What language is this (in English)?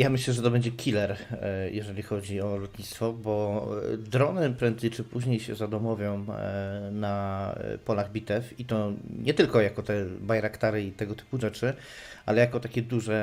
Polish